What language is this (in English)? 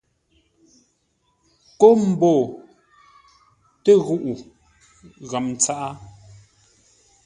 Ngombale